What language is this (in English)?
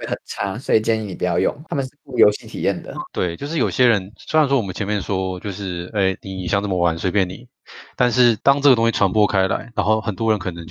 Chinese